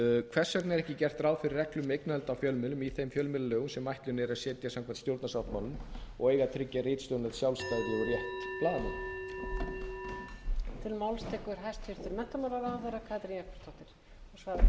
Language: Icelandic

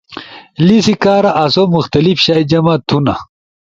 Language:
Ushojo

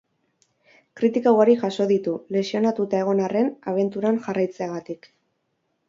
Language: Basque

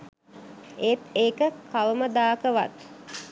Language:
Sinhala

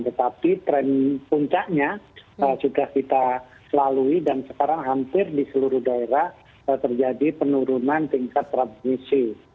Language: Indonesian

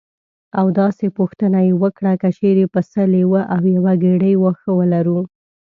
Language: Pashto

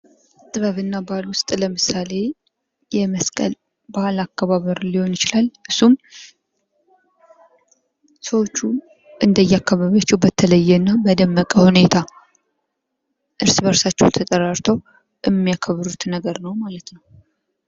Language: Amharic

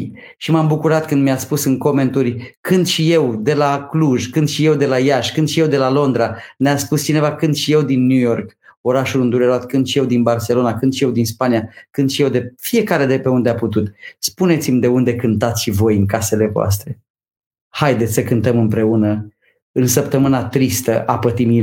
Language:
Romanian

